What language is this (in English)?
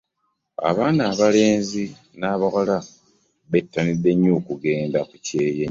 Ganda